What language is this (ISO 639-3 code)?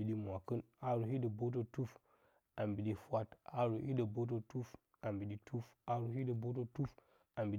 bcy